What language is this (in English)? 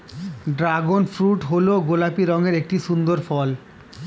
Bangla